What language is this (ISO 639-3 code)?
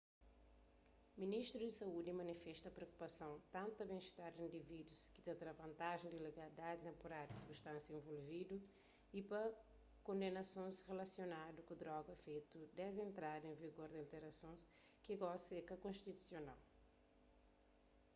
kea